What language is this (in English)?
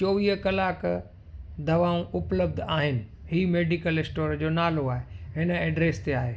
Sindhi